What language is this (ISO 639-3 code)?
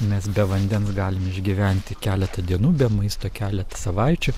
lit